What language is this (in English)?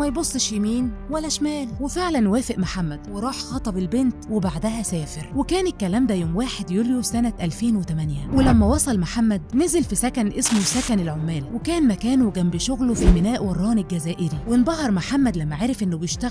Arabic